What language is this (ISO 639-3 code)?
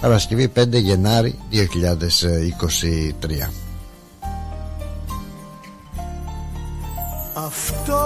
ell